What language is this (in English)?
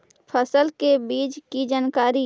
Magahi